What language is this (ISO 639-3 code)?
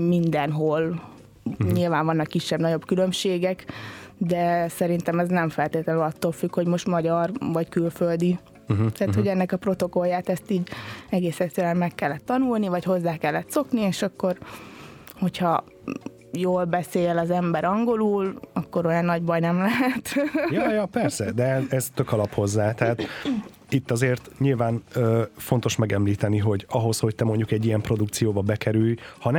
hun